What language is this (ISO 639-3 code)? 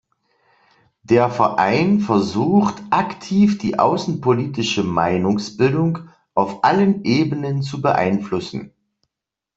deu